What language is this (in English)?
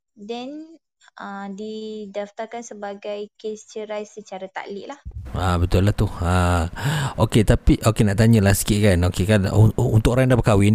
Malay